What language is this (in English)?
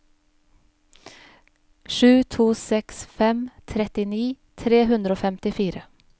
Norwegian